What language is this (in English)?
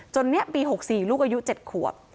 Thai